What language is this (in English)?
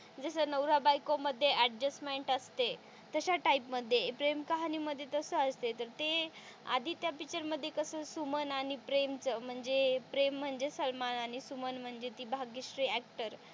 Marathi